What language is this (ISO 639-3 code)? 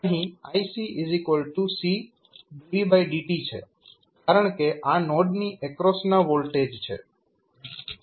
guj